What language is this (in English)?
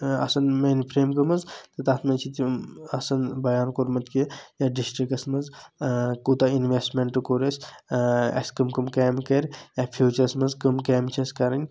Kashmiri